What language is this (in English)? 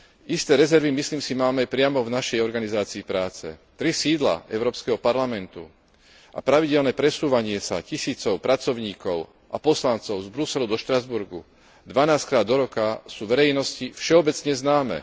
Slovak